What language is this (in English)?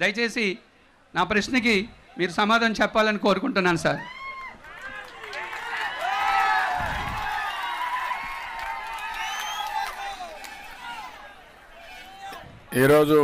Hindi